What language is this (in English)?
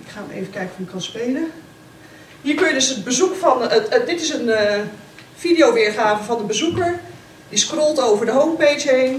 Dutch